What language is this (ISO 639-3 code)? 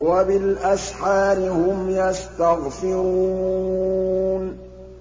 ara